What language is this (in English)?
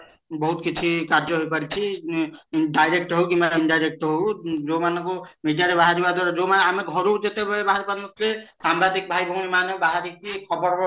Odia